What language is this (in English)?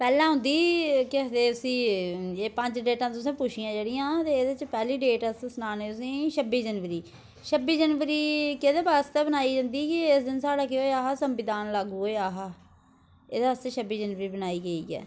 Dogri